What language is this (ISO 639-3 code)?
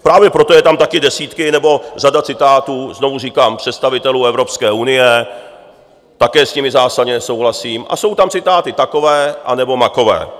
ces